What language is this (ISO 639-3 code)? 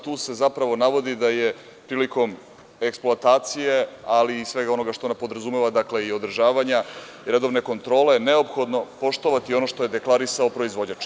srp